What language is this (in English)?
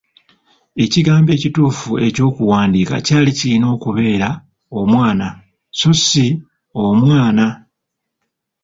Ganda